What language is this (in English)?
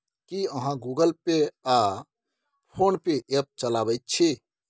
Maithili